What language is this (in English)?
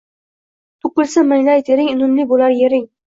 Uzbek